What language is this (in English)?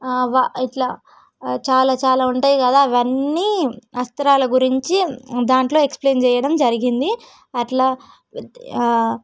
Telugu